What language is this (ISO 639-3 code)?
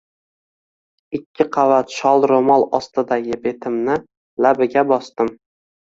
uzb